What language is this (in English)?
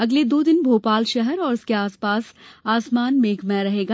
Hindi